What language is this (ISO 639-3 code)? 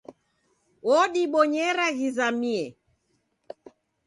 dav